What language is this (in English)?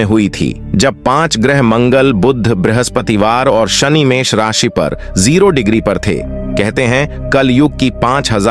Hindi